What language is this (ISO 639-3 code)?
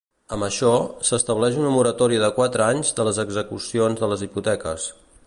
cat